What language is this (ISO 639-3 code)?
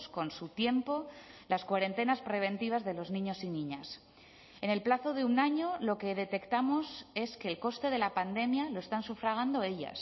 spa